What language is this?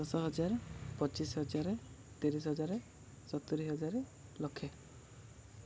Odia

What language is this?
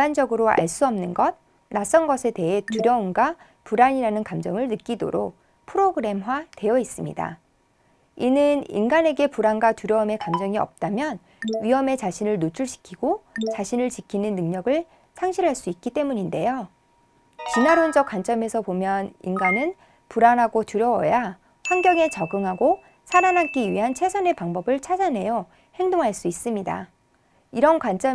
Korean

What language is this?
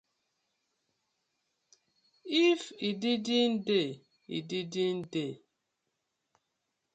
Nigerian Pidgin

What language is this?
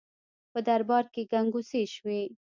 Pashto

